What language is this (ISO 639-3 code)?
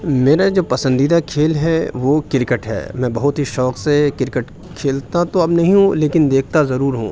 urd